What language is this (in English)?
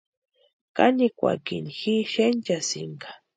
Western Highland Purepecha